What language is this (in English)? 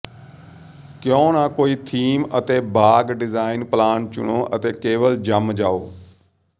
Punjabi